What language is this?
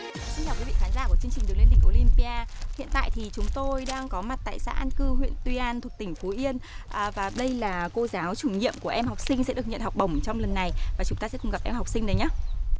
Vietnamese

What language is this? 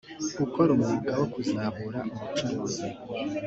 Kinyarwanda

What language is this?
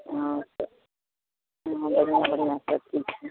Maithili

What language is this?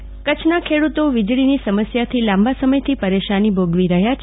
Gujarati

